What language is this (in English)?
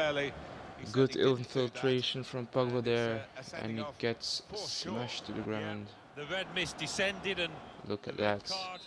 English